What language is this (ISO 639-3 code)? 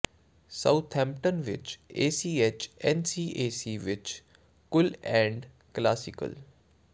pan